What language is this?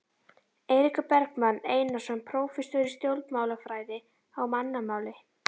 Icelandic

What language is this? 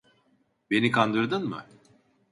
Turkish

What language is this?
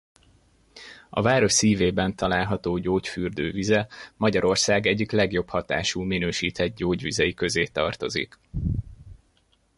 Hungarian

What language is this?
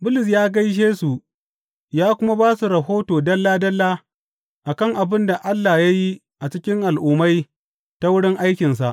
Hausa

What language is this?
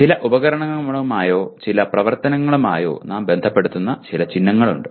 Malayalam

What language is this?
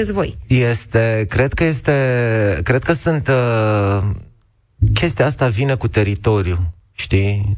Romanian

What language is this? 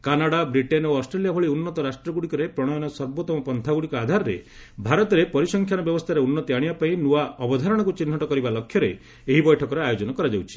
Odia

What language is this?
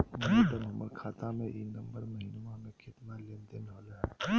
Magahi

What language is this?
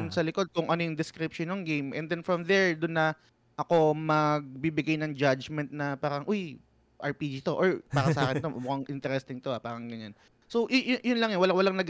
Filipino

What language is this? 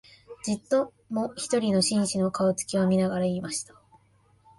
Japanese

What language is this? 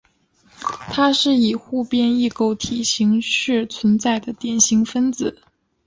Chinese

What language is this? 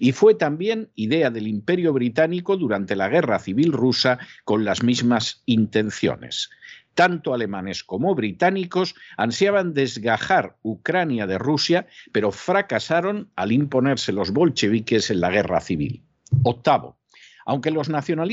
Spanish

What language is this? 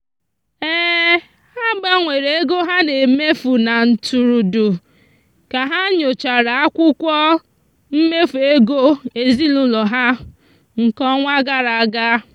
Igbo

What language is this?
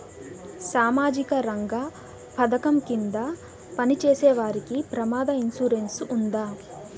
Telugu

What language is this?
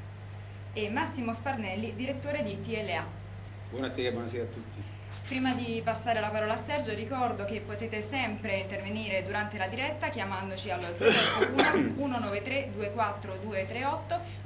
Italian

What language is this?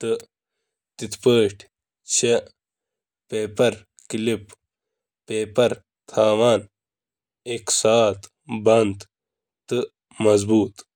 Kashmiri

